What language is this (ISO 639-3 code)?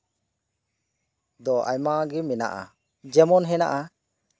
sat